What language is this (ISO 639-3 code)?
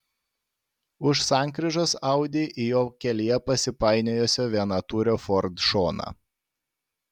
lit